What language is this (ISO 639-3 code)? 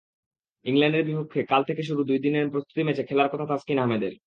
ben